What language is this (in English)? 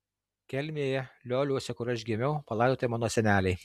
Lithuanian